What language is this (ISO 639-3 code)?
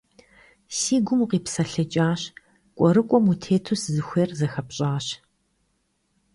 kbd